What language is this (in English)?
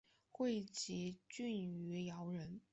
Chinese